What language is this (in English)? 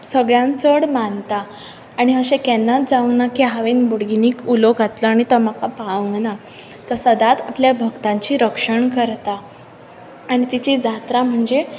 Konkani